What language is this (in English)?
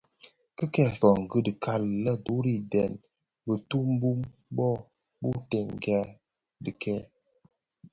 Bafia